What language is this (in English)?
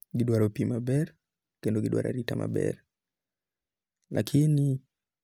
Luo (Kenya and Tanzania)